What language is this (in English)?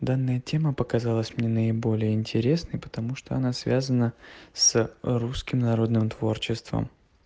Russian